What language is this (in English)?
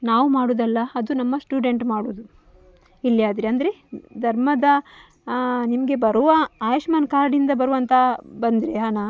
Kannada